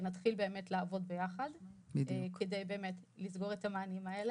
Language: Hebrew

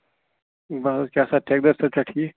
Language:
Kashmiri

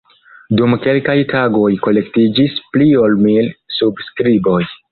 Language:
Esperanto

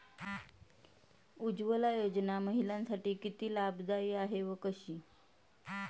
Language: Marathi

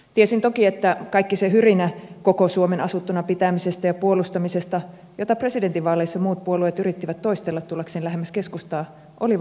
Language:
Finnish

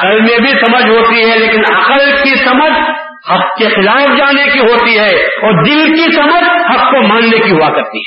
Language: Urdu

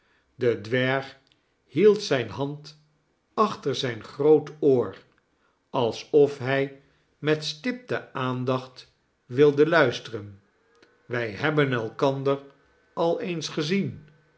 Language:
Dutch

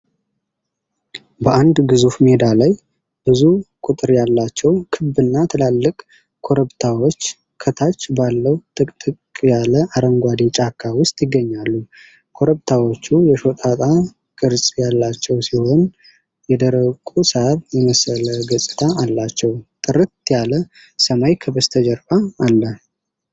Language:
Amharic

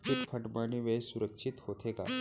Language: Chhattisgarhi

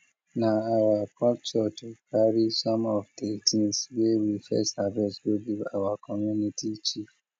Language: Nigerian Pidgin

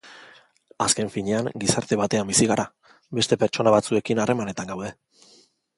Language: Basque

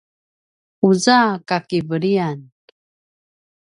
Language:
Paiwan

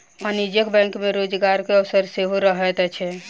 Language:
Maithili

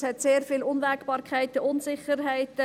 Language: Swiss German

